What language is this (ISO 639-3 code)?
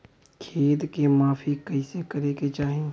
bho